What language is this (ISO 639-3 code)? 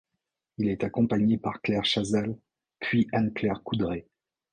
fra